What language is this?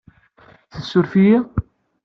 Kabyle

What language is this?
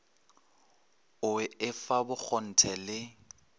Northern Sotho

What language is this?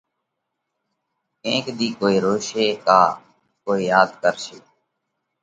Parkari Koli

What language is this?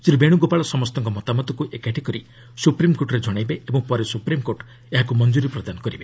Odia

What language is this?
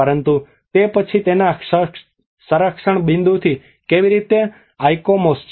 Gujarati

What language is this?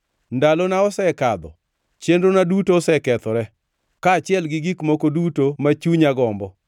Luo (Kenya and Tanzania)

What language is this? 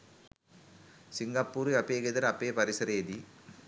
Sinhala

